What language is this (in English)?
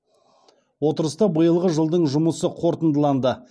Kazakh